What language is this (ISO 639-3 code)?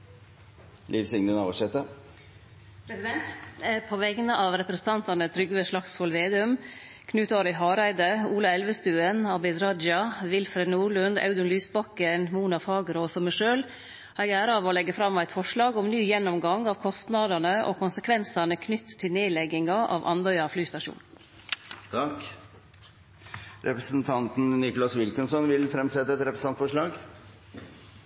nor